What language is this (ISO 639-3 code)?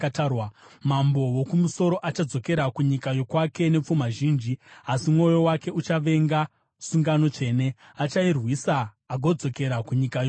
sna